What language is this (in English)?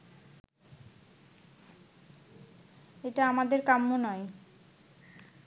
Bangla